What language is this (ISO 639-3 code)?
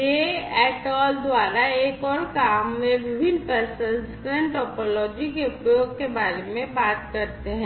hin